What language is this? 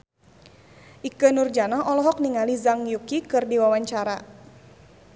Sundanese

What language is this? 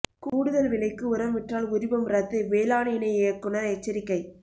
Tamil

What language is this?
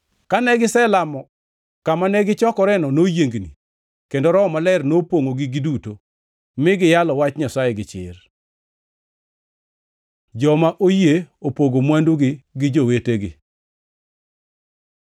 Luo (Kenya and Tanzania)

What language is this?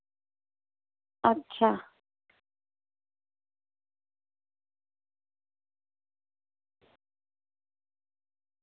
Dogri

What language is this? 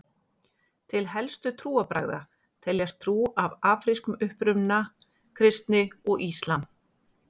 Icelandic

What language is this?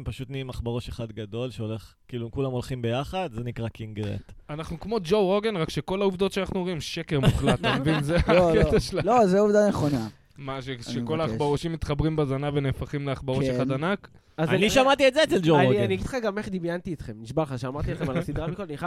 Hebrew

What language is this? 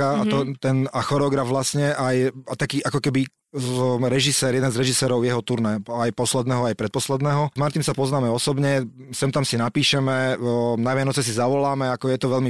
Slovak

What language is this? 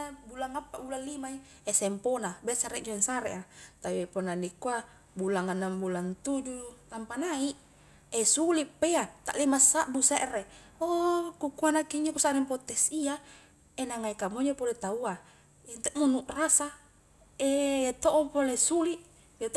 Highland Konjo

